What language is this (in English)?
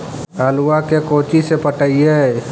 Magahi